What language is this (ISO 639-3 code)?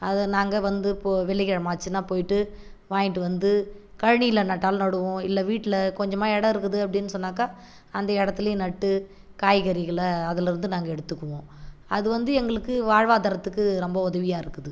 tam